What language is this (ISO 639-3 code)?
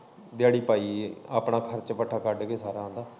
pan